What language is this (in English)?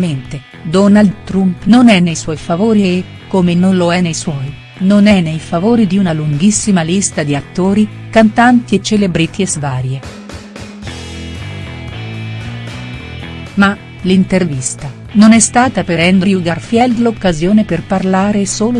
Italian